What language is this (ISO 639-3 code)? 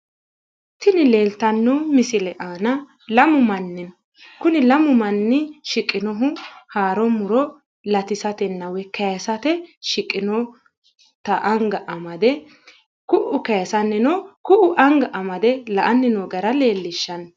sid